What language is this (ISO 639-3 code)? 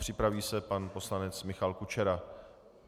ces